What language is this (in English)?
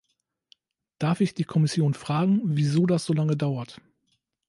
German